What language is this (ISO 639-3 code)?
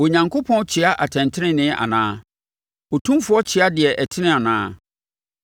aka